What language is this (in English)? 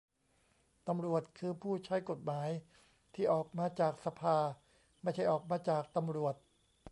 Thai